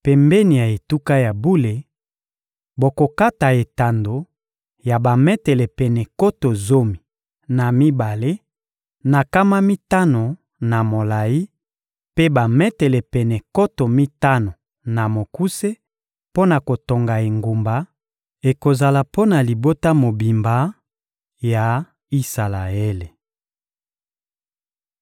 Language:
Lingala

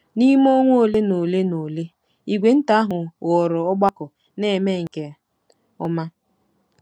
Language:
Igbo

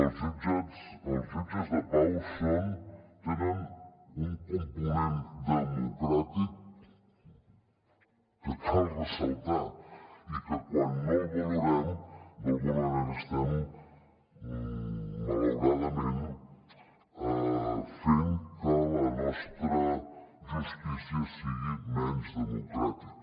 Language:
Catalan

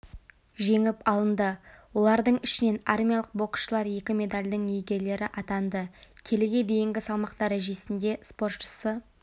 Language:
Kazakh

